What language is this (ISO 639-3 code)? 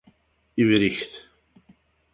kab